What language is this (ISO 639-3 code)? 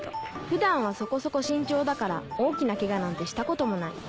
jpn